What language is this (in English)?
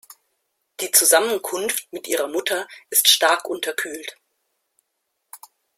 German